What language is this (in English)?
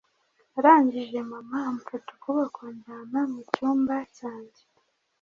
Kinyarwanda